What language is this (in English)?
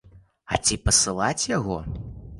Belarusian